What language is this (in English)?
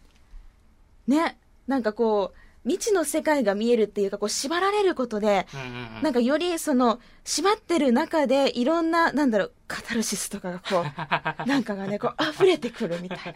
Japanese